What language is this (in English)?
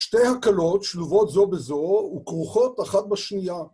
Hebrew